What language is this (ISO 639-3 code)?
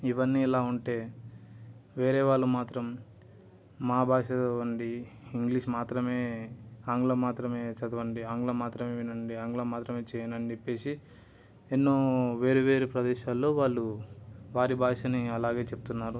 tel